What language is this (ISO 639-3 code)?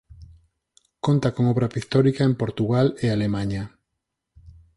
glg